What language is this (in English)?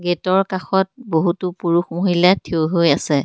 Assamese